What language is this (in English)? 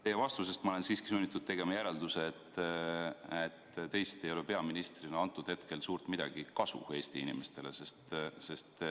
Estonian